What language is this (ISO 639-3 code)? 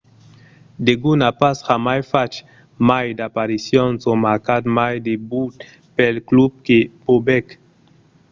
oci